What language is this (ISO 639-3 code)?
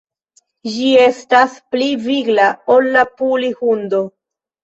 epo